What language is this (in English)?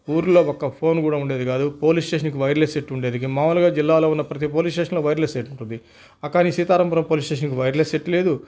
Telugu